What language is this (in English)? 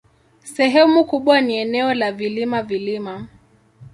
Swahili